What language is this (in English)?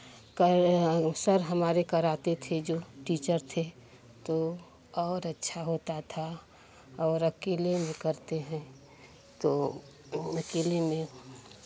Hindi